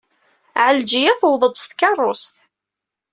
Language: Kabyle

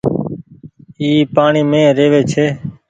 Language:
Goaria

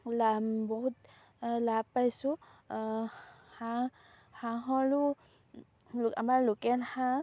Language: Assamese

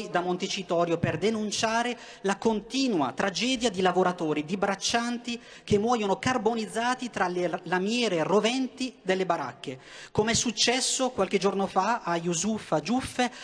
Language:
Italian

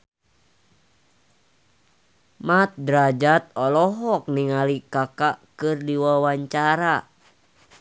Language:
Sundanese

